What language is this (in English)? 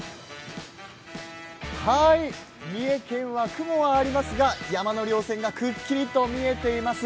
Japanese